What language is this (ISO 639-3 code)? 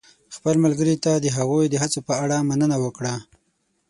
pus